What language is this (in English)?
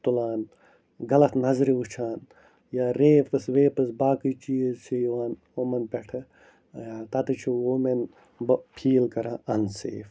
Kashmiri